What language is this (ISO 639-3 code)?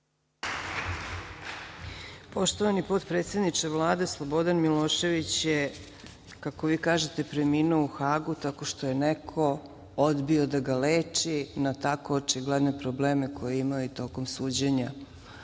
srp